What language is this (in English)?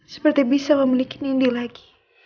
Indonesian